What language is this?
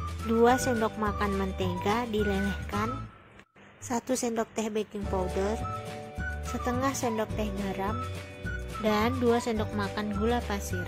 Indonesian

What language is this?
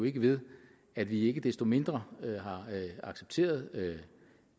Danish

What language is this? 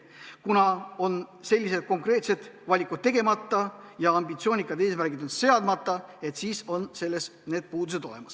Estonian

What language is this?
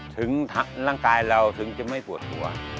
Thai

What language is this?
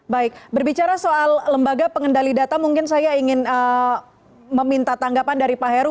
Indonesian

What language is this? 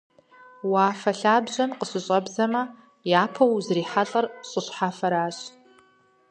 Kabardian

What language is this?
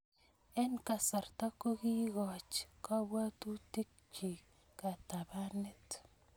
Kalenjin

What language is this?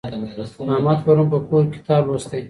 Pashto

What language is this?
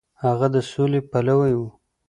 Pashto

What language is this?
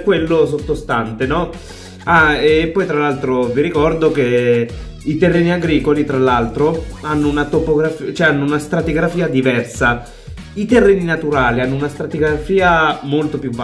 Italian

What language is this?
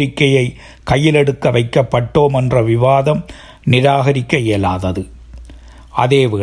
Tamil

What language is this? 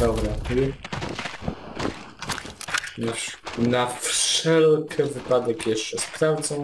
Polish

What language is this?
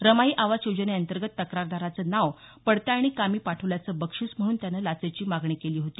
Marathi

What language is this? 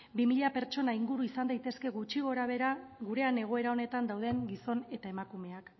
Basque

